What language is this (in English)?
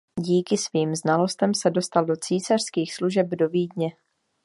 Czech